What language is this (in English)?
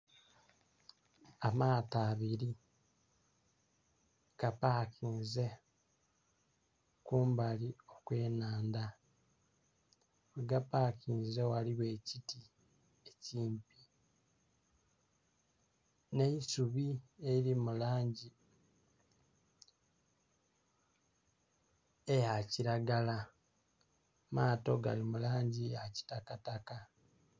Soga